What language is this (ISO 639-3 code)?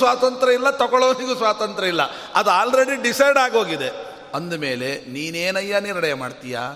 kan